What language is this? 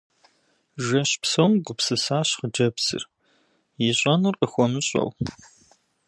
Kabardian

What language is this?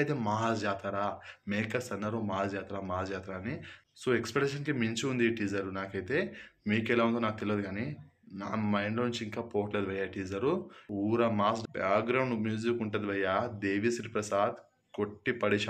Telugu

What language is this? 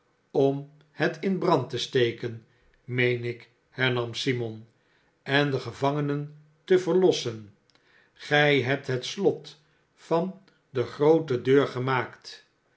Dutch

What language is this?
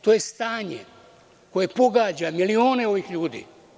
Serbian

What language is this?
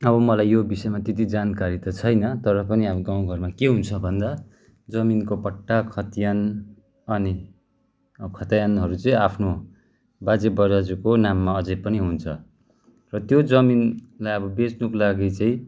Nepali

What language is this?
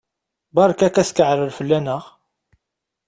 Kabyle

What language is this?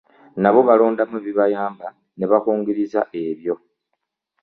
Ganda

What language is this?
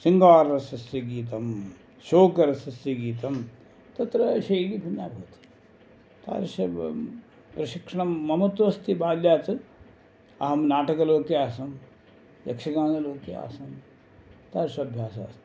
Sanskrit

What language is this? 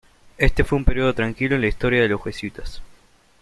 Spanish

